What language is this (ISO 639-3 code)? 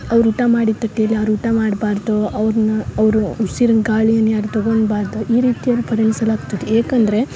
kan